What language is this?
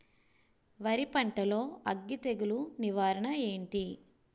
Telugu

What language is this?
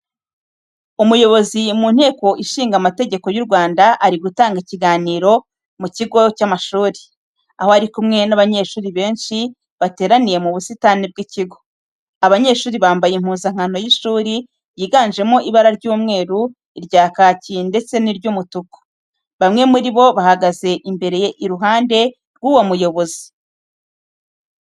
Kinyarwanda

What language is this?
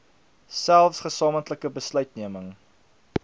Afrikaans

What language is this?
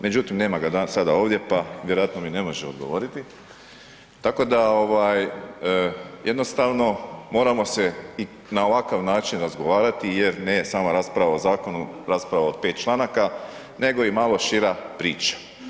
Croatian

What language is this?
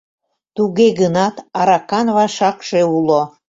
Mari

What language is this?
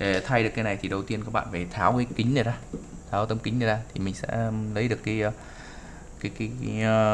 Vietnamese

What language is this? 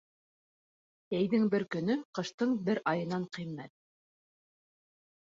Bashkir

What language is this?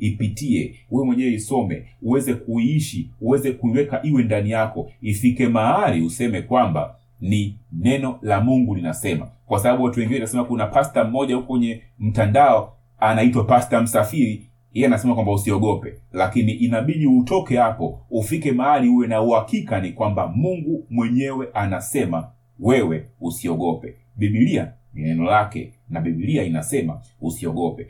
Swahili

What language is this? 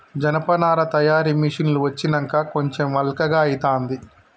Telugu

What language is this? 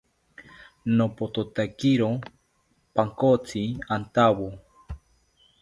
South Ucayali Ashéninka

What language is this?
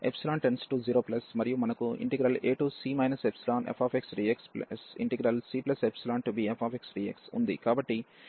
Telugu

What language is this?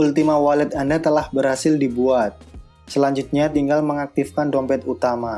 Indonesian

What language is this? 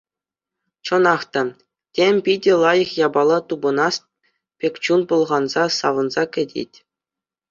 Chuvash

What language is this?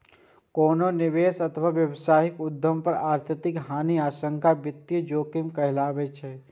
Maithili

